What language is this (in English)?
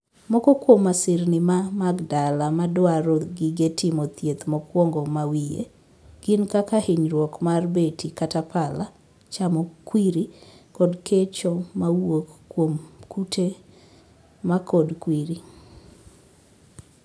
Luo (Kenya and Tanzania)